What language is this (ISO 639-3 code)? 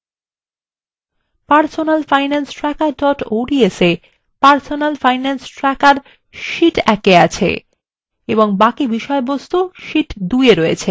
ben